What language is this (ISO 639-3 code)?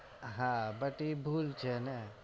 guj